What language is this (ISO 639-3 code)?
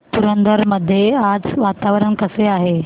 mar